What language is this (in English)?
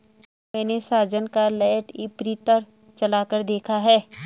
Hindi